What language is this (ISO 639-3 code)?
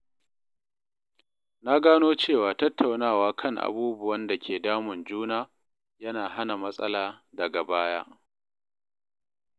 hau